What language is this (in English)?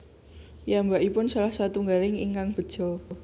Javanese